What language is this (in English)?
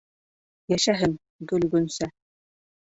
Bashkir